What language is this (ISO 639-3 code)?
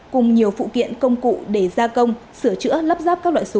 vie